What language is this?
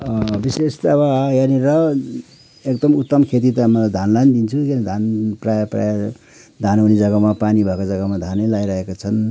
Nepali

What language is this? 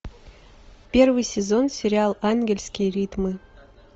Russian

